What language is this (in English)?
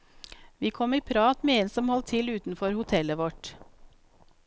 Norwegian